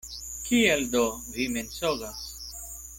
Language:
Esperanto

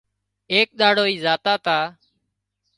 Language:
Wadiyara Koli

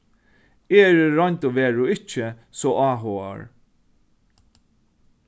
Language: Faroese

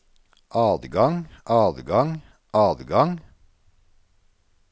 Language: Norwegian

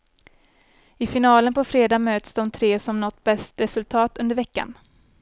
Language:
Swedish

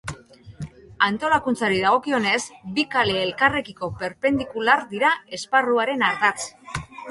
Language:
Basque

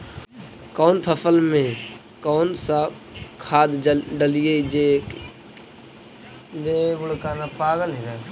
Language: Magahi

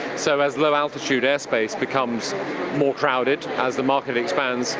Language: English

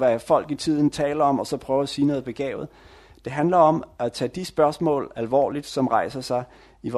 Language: Danish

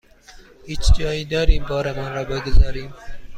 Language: Persian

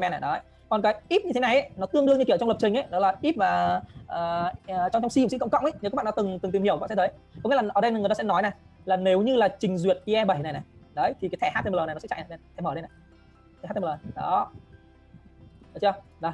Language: Vietnamese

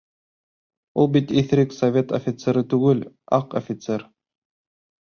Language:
Bashkir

